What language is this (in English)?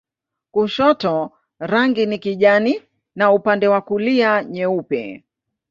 Swahili